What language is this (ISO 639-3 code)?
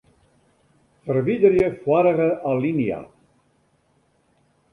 fry